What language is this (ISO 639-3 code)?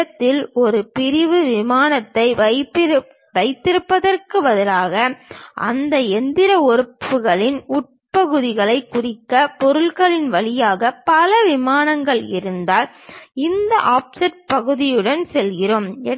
tam